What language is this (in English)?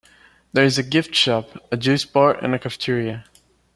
English